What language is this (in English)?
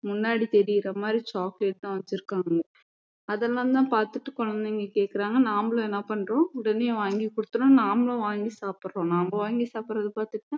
Tamil